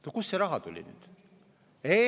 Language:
Estonian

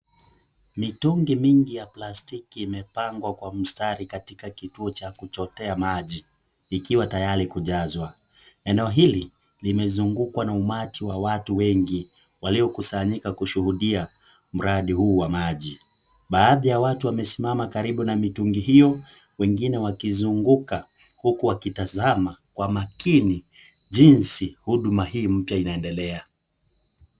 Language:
Swahili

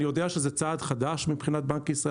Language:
Hebrew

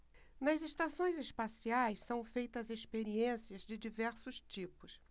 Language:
Portuguese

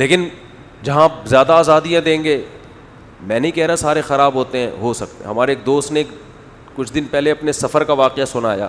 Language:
Urdu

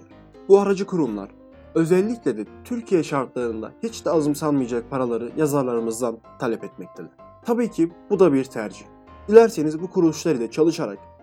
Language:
Turkish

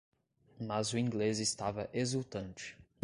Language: Portuguese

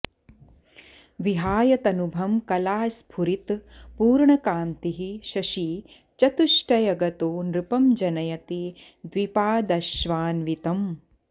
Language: Sanskrit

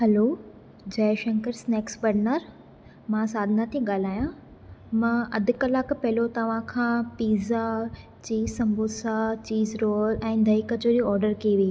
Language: Sindhi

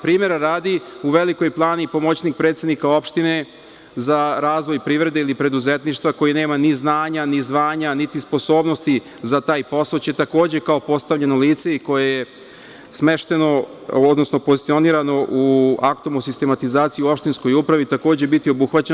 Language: Serbian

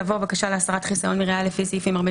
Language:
Hebrew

